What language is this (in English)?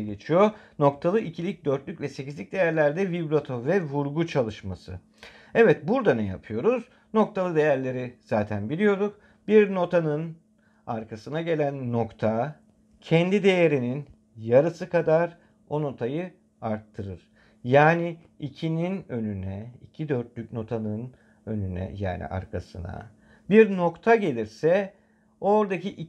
Turkish